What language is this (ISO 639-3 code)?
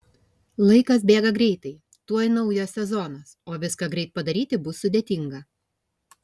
lit